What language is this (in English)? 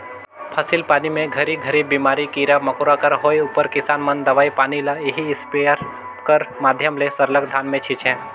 Chhattisgarhi